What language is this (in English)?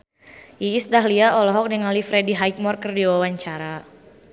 Sundanese